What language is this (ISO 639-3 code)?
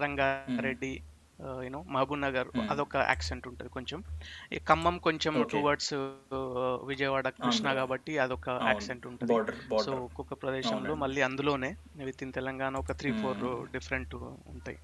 tel